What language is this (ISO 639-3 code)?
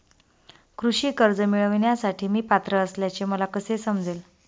mar